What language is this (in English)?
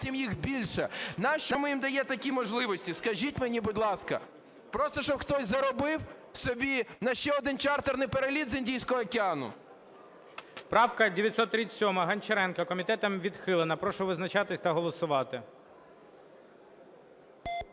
Ukrainian